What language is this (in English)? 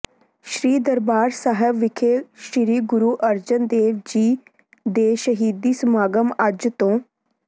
Punjabi